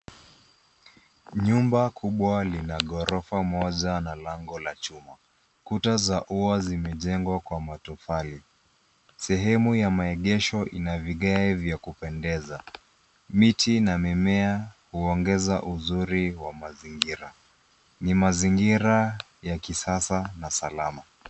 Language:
Swahili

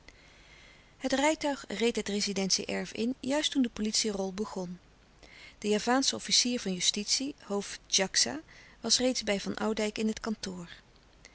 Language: Dutch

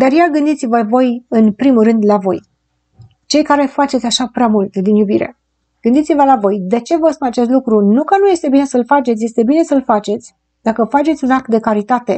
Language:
Romanian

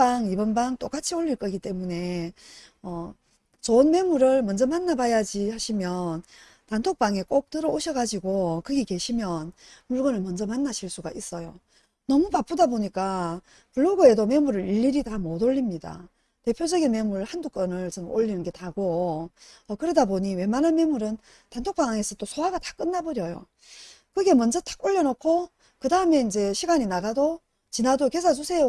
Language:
Korean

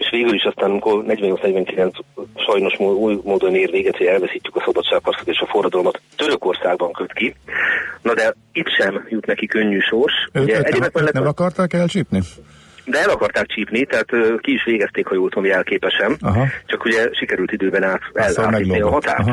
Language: Hungarian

